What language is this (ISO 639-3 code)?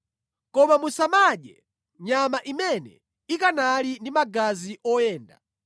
nya